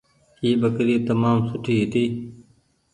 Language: Goaria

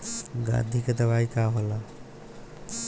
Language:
Bhojpuri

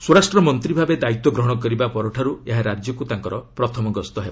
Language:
Odia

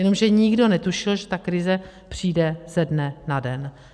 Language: Czech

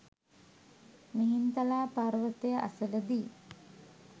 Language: Sinhala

